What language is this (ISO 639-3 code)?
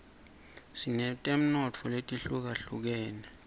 ssw